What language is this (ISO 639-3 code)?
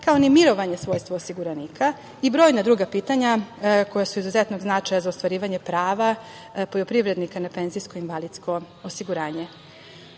srp